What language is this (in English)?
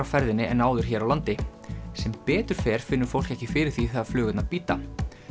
Icelandic